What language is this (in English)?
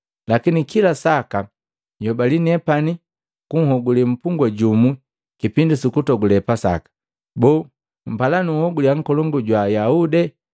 Matengo